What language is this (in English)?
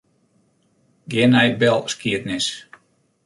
Western Frisian